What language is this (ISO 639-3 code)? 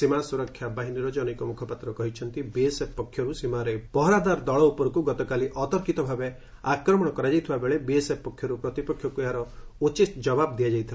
ori